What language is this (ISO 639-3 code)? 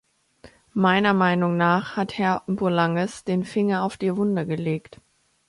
deu